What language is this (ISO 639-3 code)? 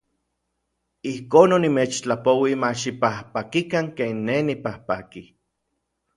nlv